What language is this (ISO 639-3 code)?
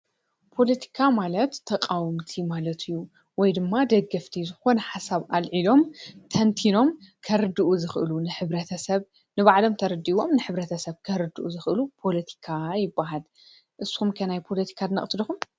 tir